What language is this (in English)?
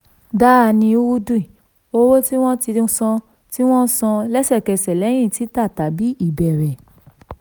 Yoruba